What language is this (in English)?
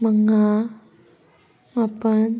Manipuri